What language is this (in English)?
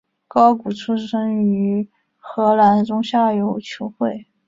Chinese